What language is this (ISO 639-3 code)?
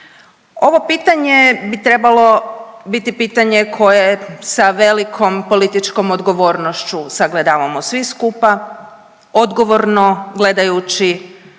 hrv